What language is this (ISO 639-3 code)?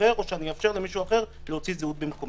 heb